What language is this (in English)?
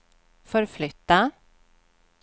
Swedish